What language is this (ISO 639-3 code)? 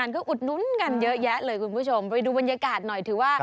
tha